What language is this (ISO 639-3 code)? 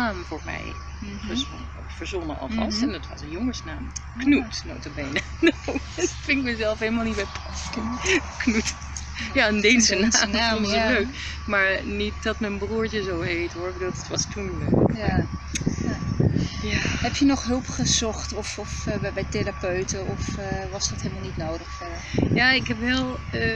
nld